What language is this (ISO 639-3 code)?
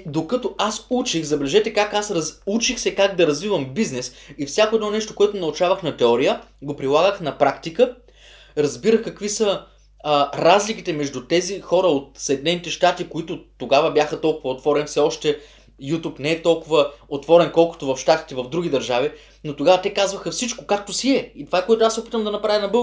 bul